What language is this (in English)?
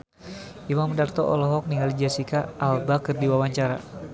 Sundanese